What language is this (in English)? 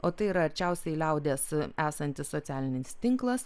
Lithuanian